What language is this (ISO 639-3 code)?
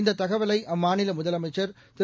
tam